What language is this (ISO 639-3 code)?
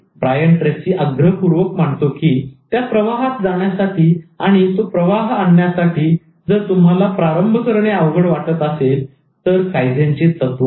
mar